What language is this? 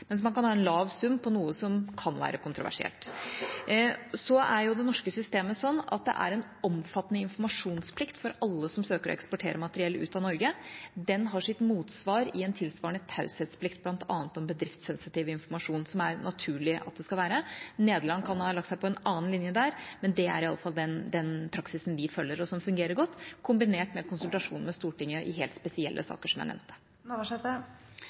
Norwegian Bokmål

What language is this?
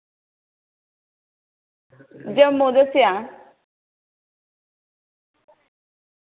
Dogri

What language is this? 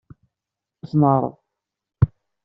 Kabyle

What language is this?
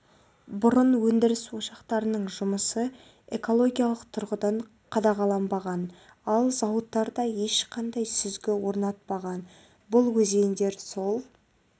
Kazakh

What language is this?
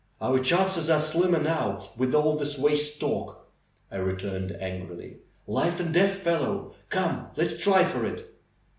English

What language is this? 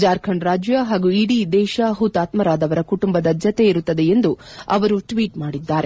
Kannada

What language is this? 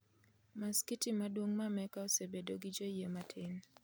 Luo (Kenya and Tanzania)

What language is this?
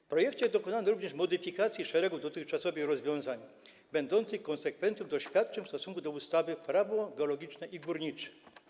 Polish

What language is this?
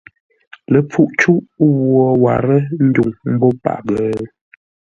Ngombale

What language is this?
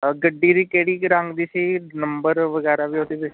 Punjabi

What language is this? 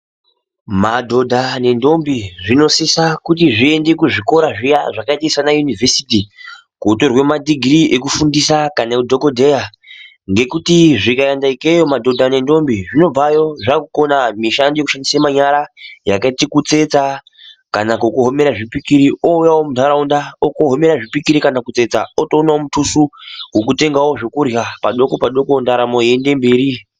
Ndau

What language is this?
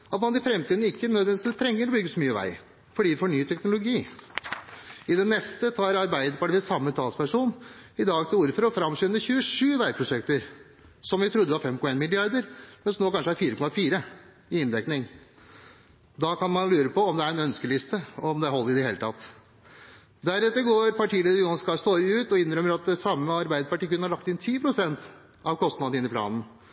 Norwegian Bokmål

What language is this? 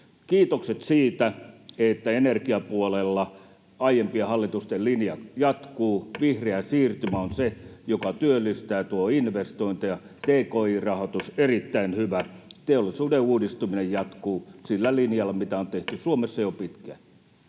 Finnish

